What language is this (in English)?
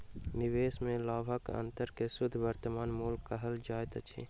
Maithili